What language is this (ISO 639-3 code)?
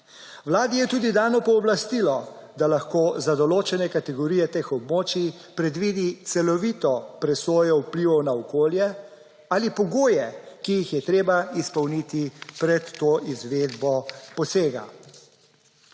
slv